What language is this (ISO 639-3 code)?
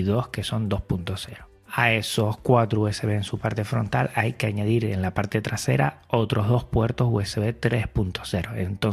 spa